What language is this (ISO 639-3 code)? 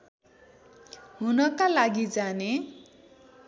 nep